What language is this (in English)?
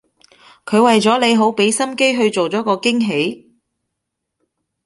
Cantonese